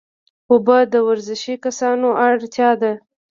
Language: Pashto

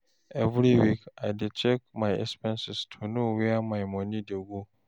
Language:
Nigerian Pidgin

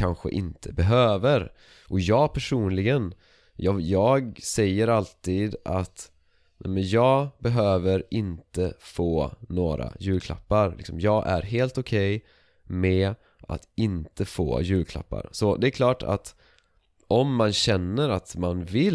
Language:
Swedish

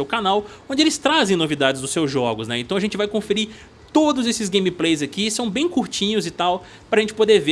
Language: Portuguese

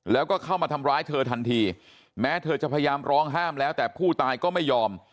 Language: Thai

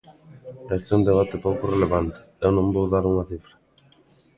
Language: Galician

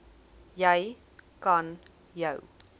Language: Afrikaans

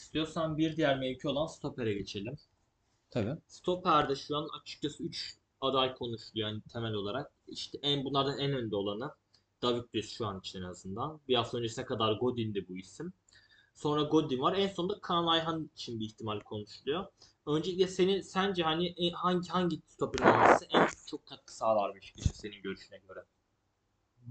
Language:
Turkish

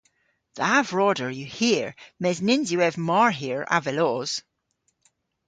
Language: Cornish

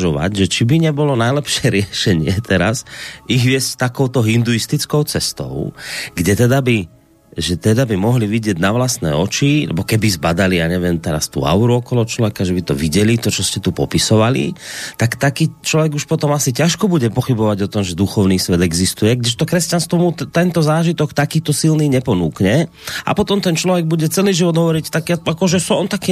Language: Slovak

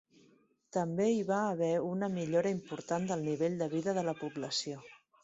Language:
Catalan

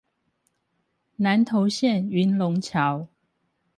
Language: Chinese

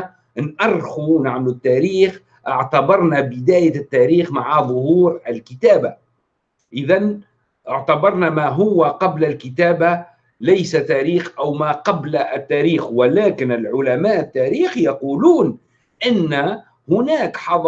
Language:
Arabic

